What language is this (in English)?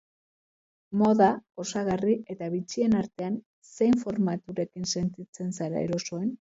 Basque